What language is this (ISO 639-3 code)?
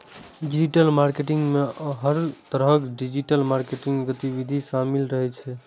mai